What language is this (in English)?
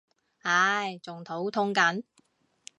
Cantonese